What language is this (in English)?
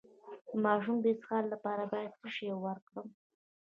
Pashto